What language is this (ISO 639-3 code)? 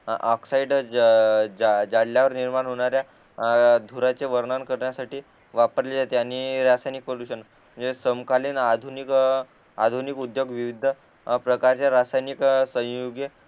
mar